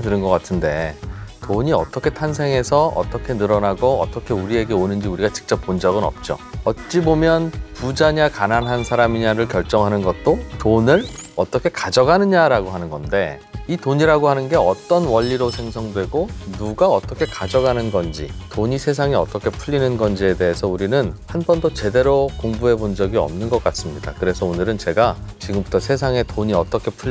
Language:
Korean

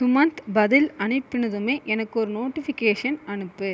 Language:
Tamil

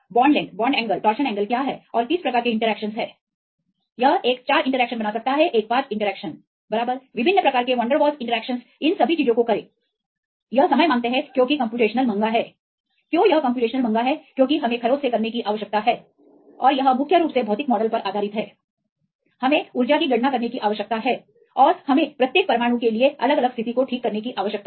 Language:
Hindi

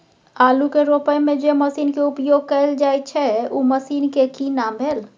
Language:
Maithili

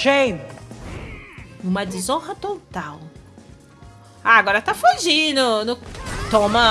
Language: Portuguese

